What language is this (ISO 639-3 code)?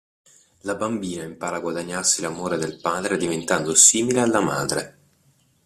ita